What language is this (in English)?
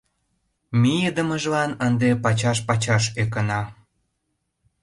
Mari